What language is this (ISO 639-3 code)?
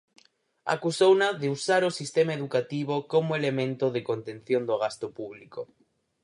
glg